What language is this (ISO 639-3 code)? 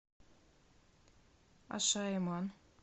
rus